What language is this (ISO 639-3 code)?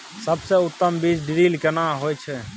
mai